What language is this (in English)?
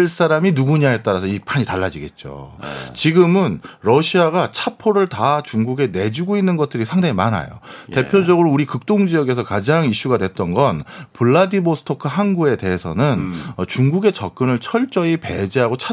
Korean